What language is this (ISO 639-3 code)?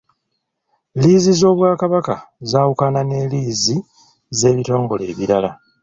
lug